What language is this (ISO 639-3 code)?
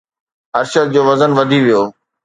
snd